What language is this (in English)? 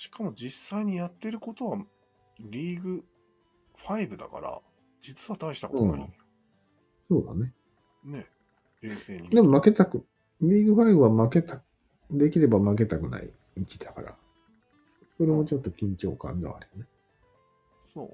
Japanese